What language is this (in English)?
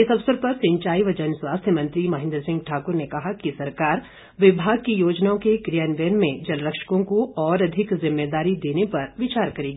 Hindi